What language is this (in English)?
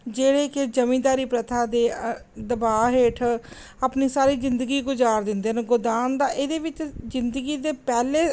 Punjabi